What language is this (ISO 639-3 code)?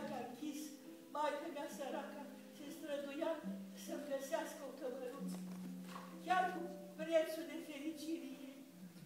ron